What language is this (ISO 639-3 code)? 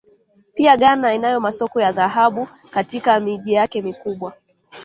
swa